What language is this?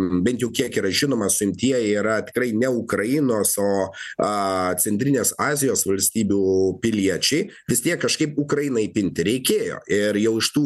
Lithuanian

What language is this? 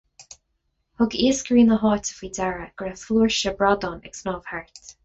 Irish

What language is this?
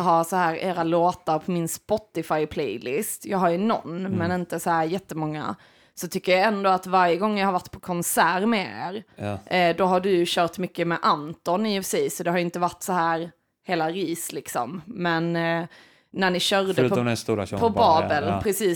Swedish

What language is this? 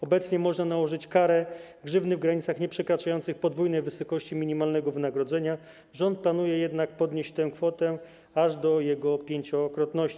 Polish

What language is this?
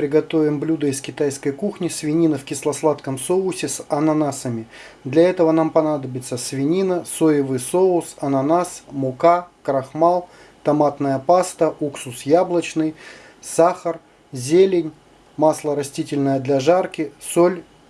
Russian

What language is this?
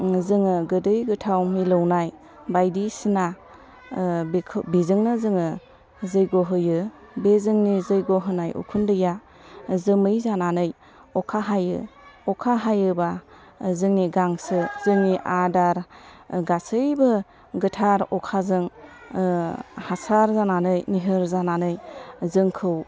Bodo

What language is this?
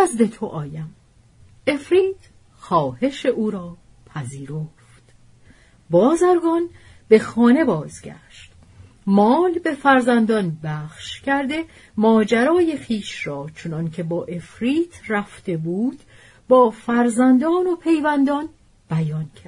Persian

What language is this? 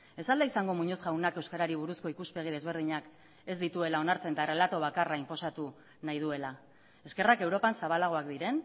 Basque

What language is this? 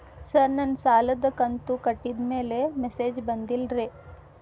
Kannada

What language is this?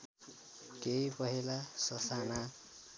Nepali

